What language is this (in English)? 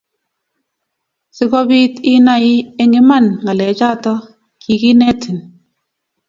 Kalenjin